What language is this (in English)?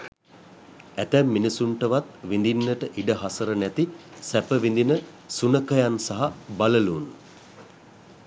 Sinhala